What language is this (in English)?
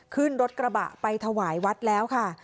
Thai